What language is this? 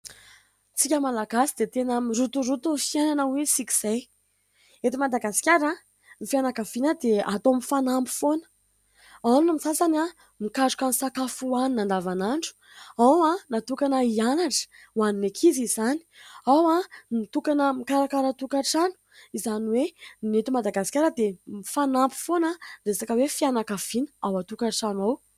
Malagasy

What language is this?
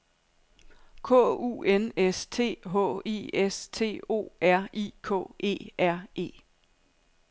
Danish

